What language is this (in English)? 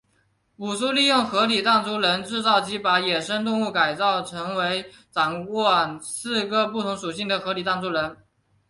Chinese